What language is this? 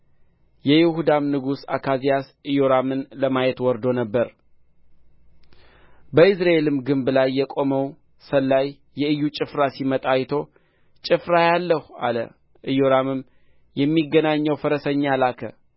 Amharic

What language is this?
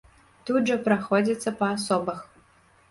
Belarusian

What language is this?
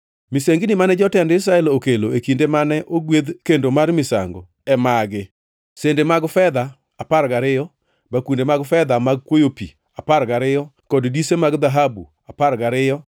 Luo (Kenya and Tanzania)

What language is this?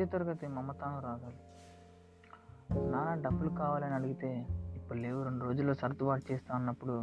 Telugu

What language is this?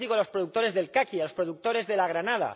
Spanish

